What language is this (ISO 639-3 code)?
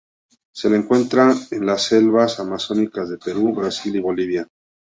spa